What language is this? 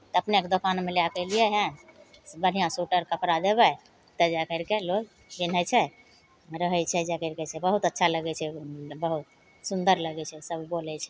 Maithili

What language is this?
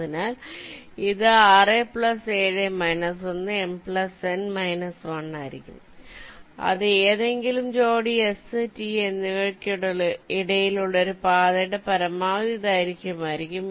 Malayalam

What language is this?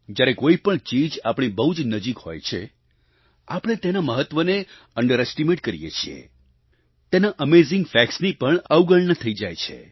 Gujarati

